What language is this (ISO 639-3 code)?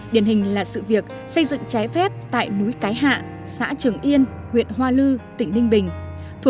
vie